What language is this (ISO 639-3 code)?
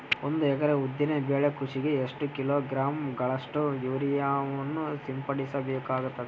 kan